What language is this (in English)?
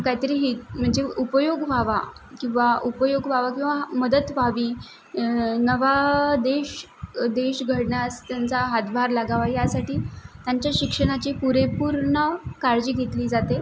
Marathi